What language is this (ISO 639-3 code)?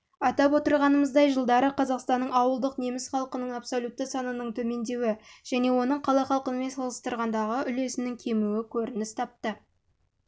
kaz